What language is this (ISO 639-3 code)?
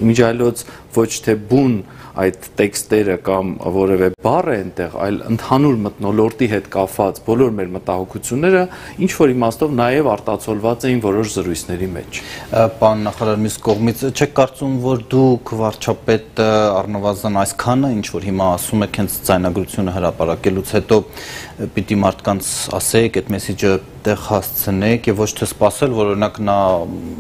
ron